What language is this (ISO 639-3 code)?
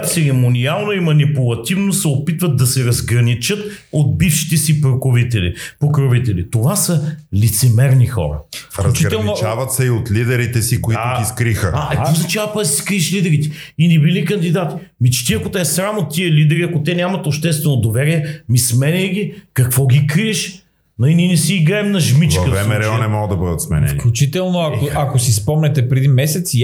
bul